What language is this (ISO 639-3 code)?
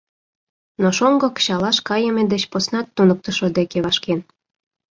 chm